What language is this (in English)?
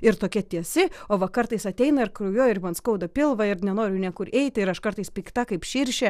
Lithuanian